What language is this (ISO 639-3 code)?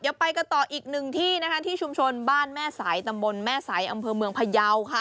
tha